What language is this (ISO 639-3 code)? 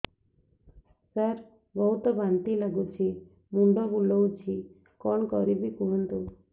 ori